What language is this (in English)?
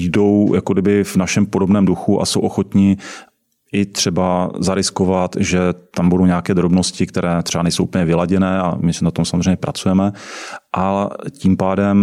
Czech